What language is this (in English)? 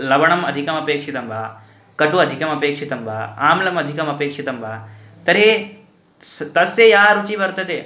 Sanskrit